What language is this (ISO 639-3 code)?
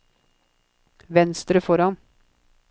nor